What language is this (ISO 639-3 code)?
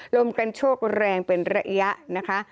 tha